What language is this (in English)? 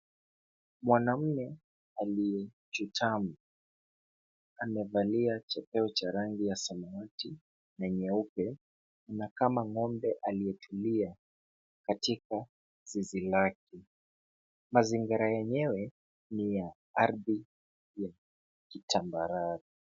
Swahili